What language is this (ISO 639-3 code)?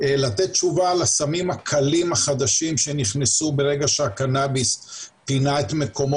heb